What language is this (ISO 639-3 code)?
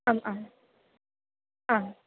san